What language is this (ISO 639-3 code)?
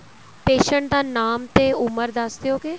pan